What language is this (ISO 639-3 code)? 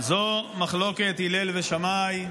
heb